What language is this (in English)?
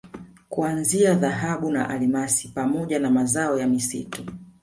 Swahili